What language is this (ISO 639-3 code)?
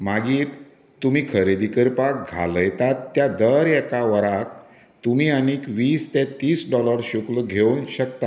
kok